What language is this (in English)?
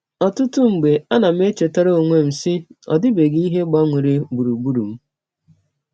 Igbo